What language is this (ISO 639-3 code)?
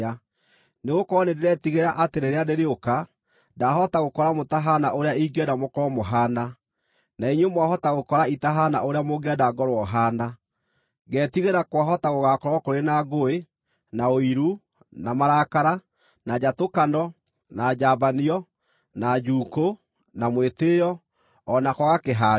kik